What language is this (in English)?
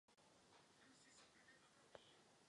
Czech